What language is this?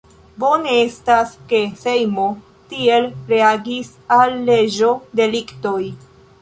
Esperanto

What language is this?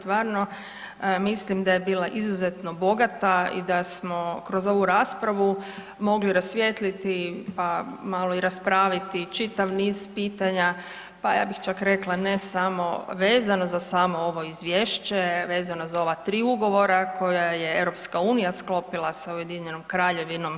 Croatian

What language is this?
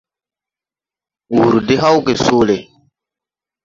Tupuri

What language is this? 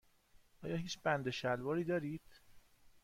Persian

